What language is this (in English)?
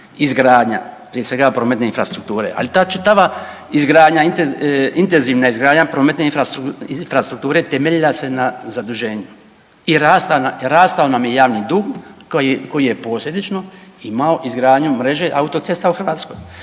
Croatian